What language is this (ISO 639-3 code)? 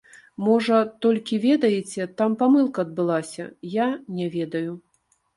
bel